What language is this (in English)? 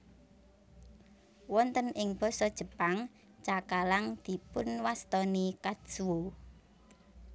Javanese